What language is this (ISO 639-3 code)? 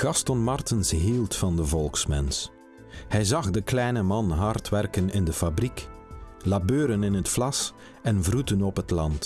nld